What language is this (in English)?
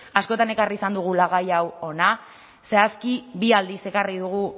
Basque